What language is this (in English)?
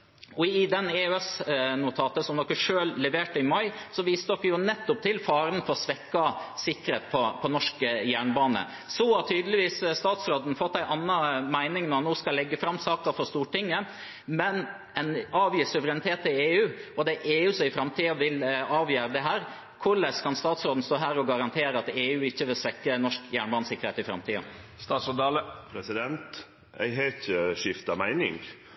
Norwegian